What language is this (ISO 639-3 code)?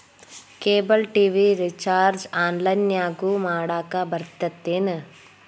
kan